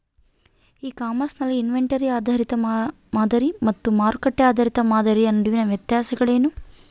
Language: Kannada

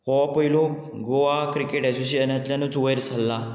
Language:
Konkani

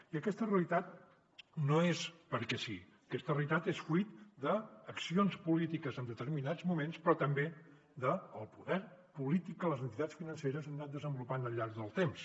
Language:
Catalan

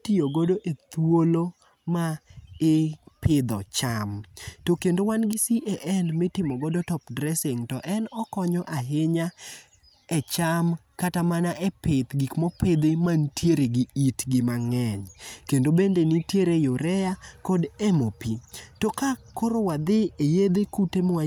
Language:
Luo (Kenya and Tanzania)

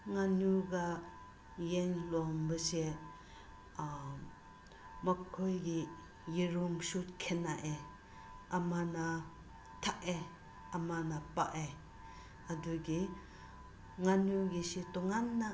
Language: Manipuri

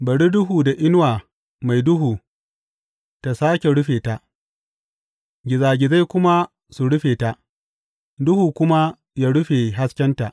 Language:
Hausa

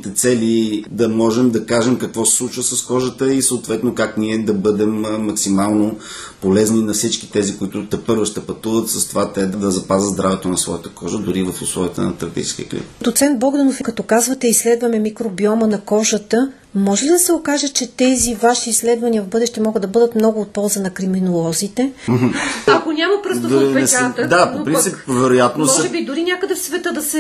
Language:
Bulgarian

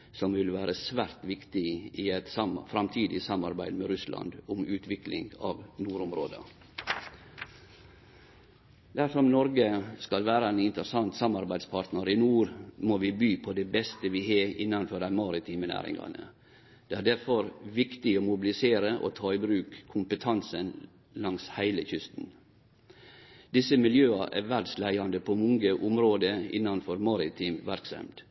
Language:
Norwegian Nynorsk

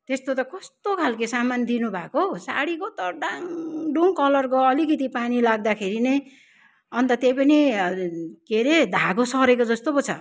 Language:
Nepali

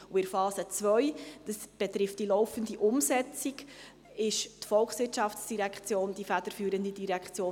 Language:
Swiss German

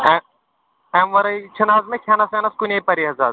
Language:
Kashmiri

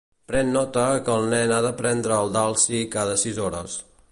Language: Catalan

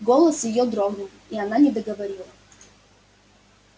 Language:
Russian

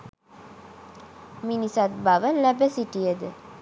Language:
Sinhala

